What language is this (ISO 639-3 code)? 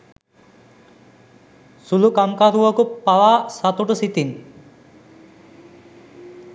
sin